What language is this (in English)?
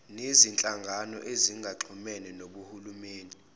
Zulu